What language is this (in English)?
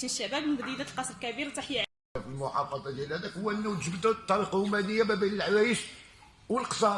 Arabic